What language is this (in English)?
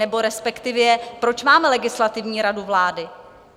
Czech